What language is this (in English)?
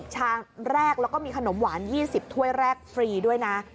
Thai